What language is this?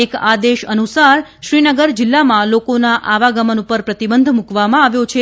Gujarati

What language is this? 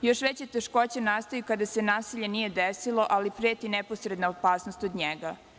Serbian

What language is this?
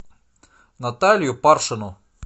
Russian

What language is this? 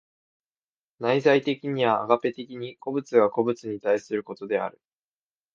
Japanese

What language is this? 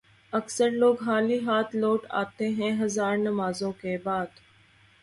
Urdu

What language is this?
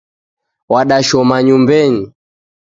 Taita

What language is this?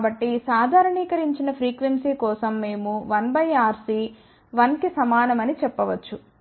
Telugu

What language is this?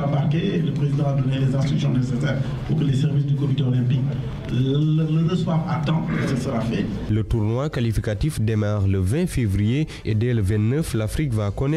French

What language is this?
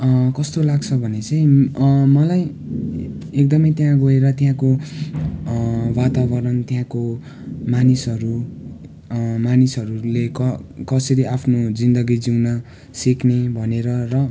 Nepali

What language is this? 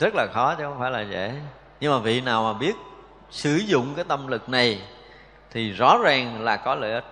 Vietnamese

